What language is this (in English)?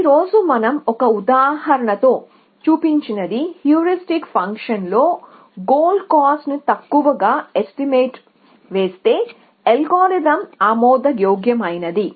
Telugu